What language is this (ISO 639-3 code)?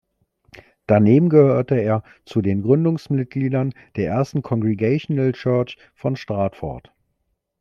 deu